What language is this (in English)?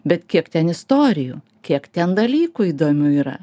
Lithuanian